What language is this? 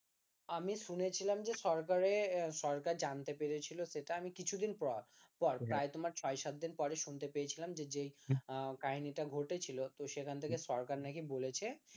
Bangla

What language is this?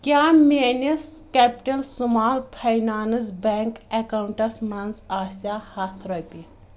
Kashmiri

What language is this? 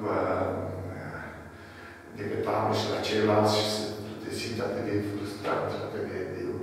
Romanian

